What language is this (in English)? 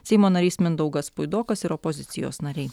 Lithuanian